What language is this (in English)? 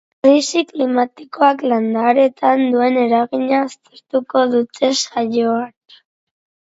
Basque